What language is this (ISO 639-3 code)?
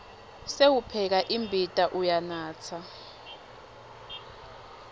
ssw